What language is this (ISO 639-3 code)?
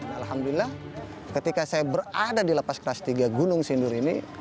ind